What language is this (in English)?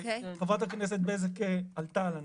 Hebrew